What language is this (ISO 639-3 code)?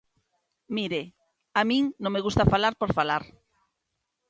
glg